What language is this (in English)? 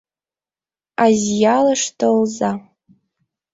Mari